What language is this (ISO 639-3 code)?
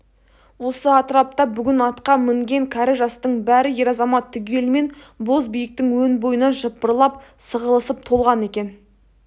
kaz